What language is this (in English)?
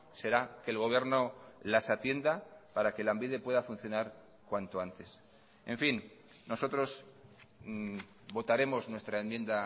Spanish